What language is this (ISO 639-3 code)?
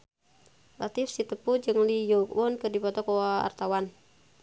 sun